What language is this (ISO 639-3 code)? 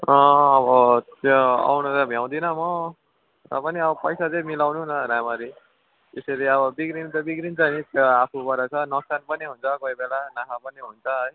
nep